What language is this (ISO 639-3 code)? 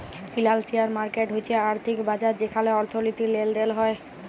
ben